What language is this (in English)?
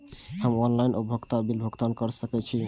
Maithili